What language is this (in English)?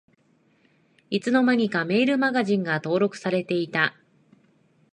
Japanese